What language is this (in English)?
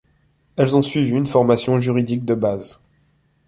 French